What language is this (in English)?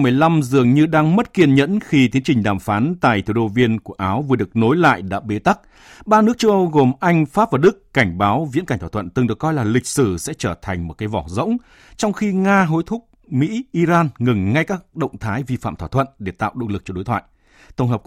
Vietnamese